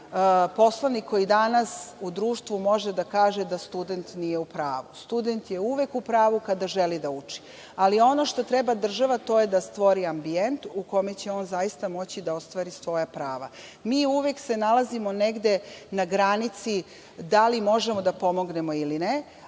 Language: Serbian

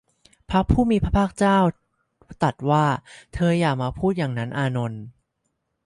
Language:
Thai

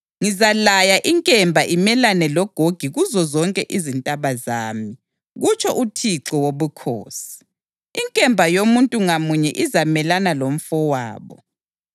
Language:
North Ndebele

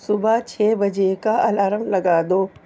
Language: Urdu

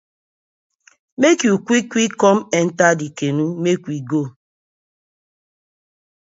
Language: Nigerian Pidgin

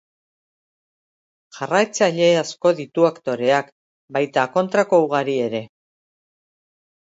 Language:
Basque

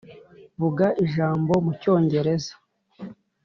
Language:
Kinyarwanda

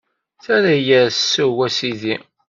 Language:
Kabyle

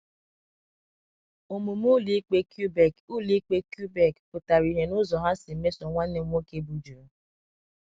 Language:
Igbo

